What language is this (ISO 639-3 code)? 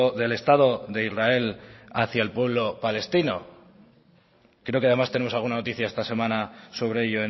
spa